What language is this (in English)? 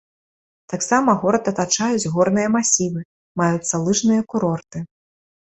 Belarusian